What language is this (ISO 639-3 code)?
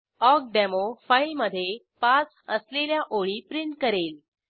mar